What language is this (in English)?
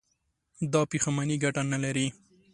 Pashto